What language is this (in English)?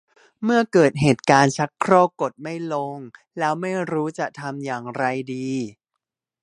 Thai